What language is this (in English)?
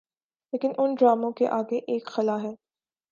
Urdu